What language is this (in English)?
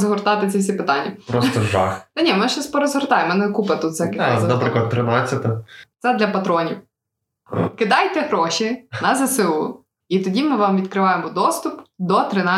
Ukrainian